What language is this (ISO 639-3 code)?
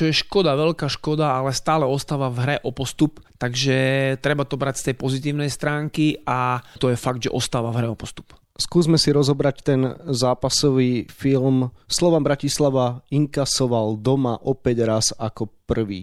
slk